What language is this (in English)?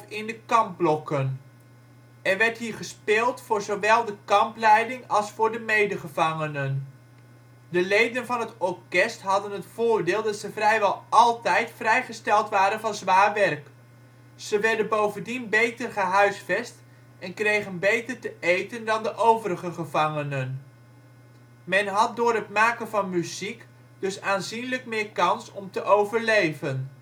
Dutch